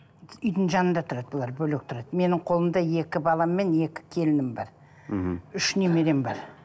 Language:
Kazakh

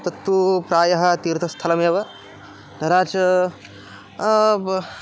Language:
Sanskrit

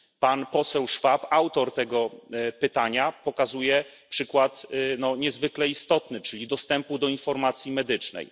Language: Polish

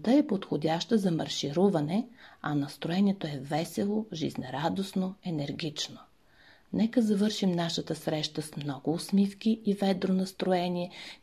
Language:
Bulgarian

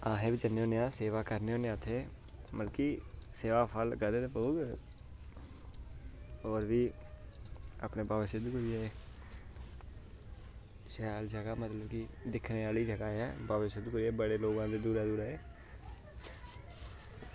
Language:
Dogri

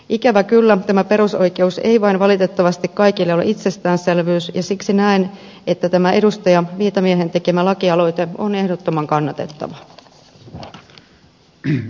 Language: Finnish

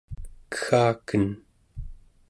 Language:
Central Yupik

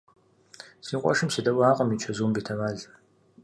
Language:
Kabardian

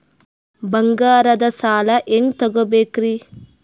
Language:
Kannada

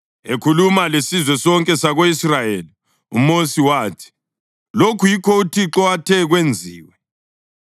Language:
North Ndebele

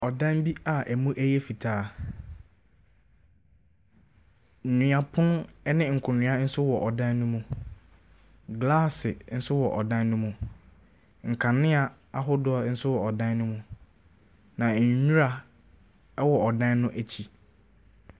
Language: Akan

